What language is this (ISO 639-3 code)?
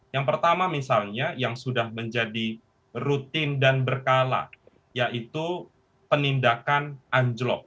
ind